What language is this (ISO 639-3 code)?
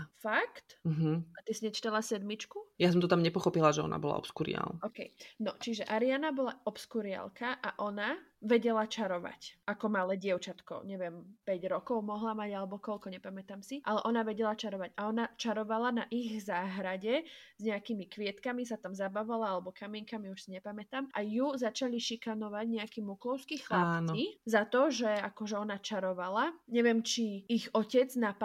slk